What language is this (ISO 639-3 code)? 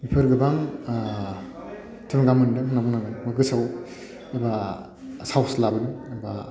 brx